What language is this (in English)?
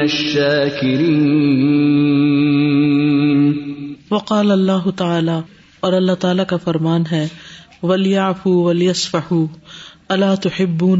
Urdu